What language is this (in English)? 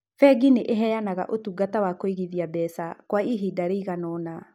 Kikuyu